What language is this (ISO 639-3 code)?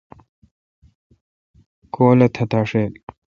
xka